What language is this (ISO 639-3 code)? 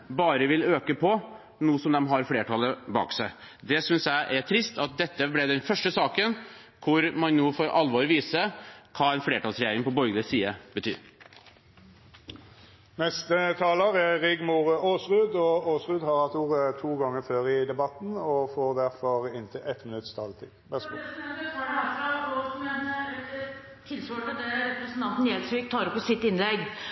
nor